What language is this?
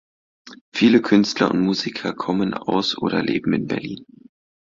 German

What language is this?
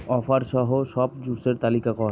Bangla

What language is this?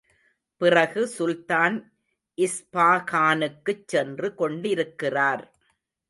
Tamil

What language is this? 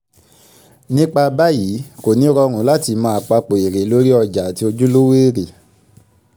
Yoruba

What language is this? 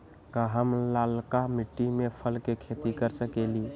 Magahi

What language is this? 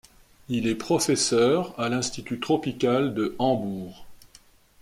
French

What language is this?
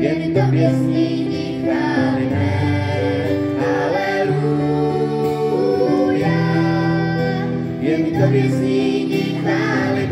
Slovak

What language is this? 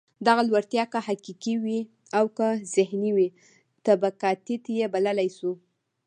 Pashto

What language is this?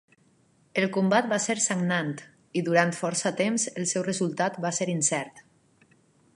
Catalan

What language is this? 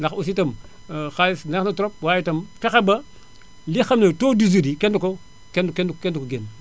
Wolof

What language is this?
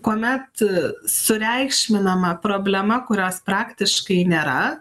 Lithuanian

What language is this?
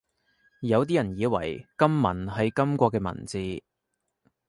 Cantonese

